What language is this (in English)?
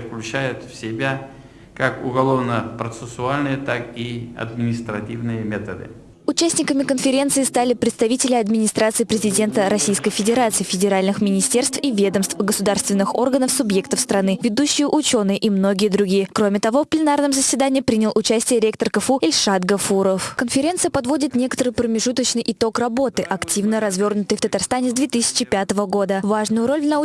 Russian